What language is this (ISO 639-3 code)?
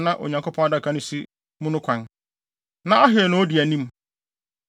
aka